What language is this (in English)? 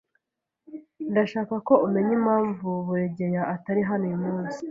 Kinyarwanda